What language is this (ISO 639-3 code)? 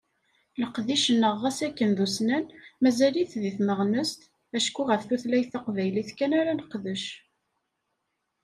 kab